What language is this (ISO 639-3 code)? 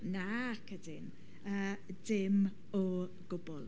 cym